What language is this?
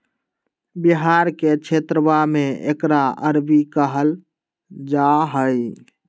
Magahi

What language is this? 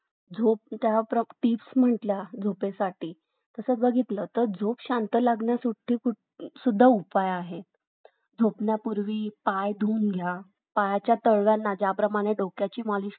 Marathi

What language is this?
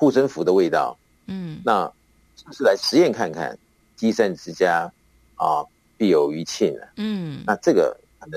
Chinese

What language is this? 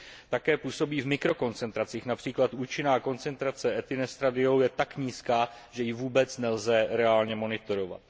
Czech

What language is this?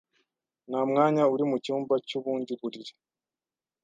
Kinyarwanda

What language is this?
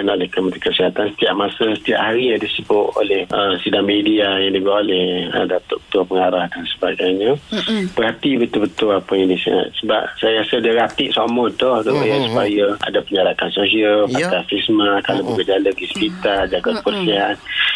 Malay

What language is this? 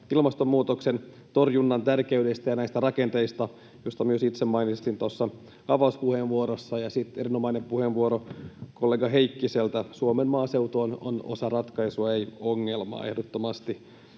Finnish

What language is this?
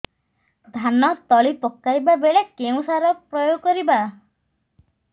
Odia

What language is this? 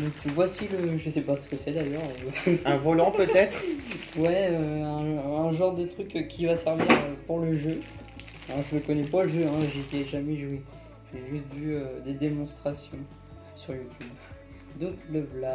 French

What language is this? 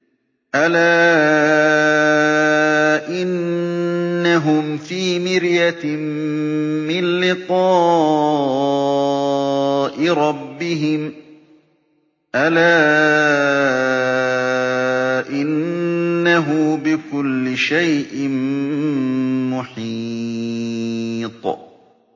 Arabic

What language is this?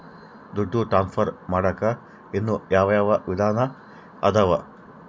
Kannada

